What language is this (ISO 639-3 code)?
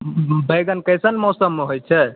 mai